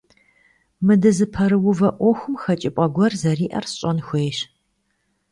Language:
Kabardian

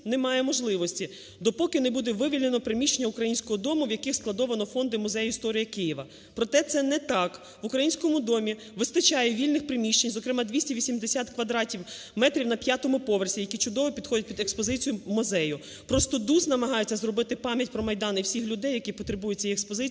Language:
Ukrainian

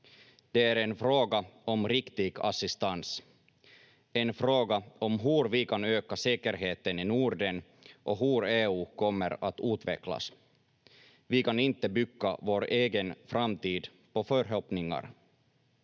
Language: Finnish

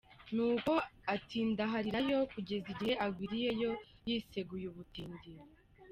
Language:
Kinyarwanda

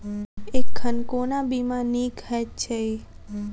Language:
Maithili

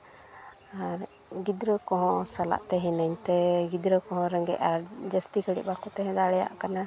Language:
Santali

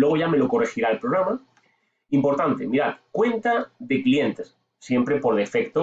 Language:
Spanish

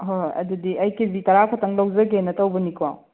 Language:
Manipuri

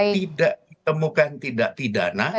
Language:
Indonesian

